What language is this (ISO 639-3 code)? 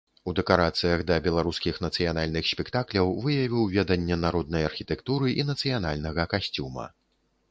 bel